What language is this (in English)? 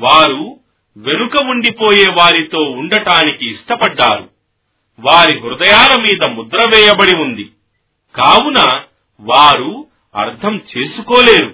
Telugu